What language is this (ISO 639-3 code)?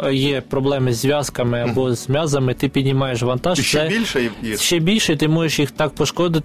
ukr